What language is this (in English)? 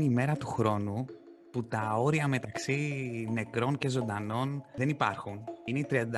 Greek